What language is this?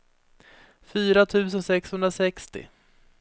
Swedish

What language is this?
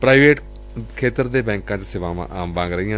Punjabi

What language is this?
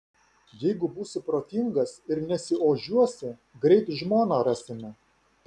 Lithuanian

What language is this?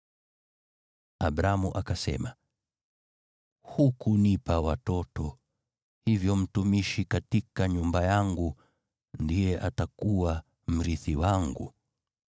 Swahili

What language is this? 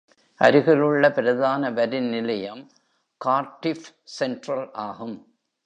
Tamil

